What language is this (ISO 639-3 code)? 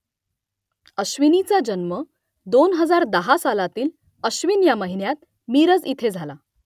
mar